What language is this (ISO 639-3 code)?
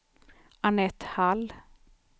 swe